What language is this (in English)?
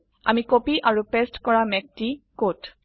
Assamese